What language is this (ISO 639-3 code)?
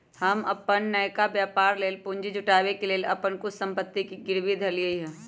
mag